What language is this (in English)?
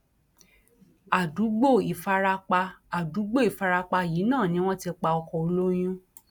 Yoruba